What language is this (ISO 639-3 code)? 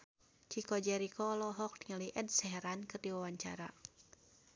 sun